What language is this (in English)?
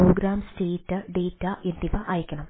Malayalam